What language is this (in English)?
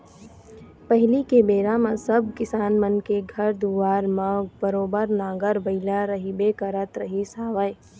Chhattisgarhi